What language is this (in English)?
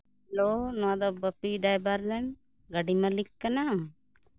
Santali